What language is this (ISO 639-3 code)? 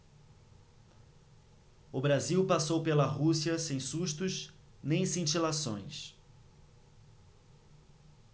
por